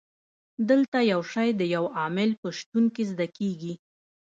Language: Pashto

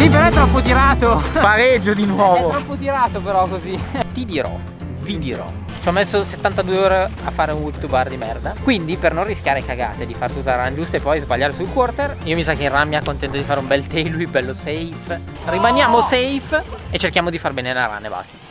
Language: Italian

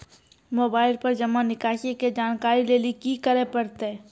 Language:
Maithili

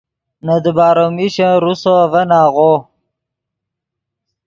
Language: Yidgha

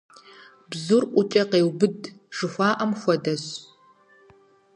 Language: Kabardian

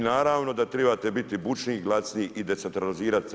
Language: Croatian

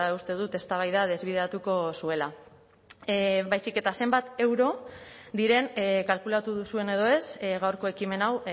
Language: Basque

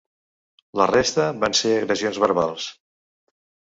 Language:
Catalan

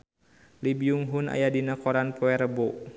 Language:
Sundanese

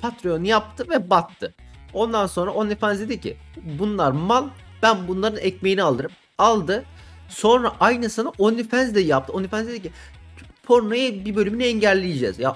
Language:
Turkish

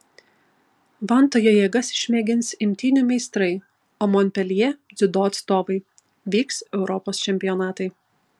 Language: Lithuanian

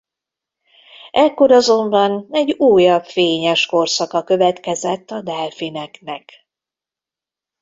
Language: Hungarian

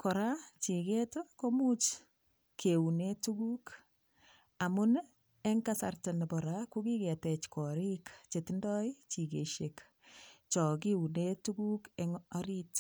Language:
Kalenjin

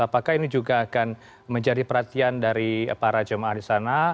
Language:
Indonesian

